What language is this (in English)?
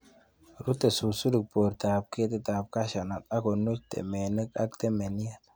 Kalenjin